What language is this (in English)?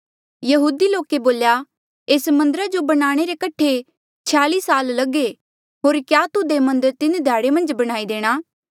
Mandeali